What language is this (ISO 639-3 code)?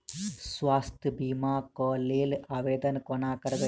mai